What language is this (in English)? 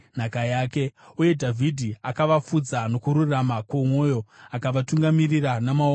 Shona